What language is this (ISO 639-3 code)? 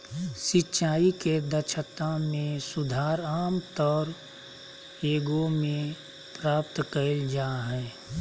mag